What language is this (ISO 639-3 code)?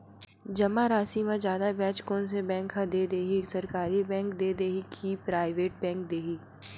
hne